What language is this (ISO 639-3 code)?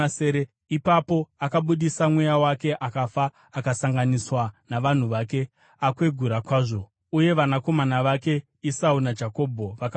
sna